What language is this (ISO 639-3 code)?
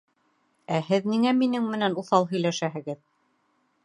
bak